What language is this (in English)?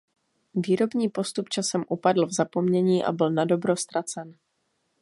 Czech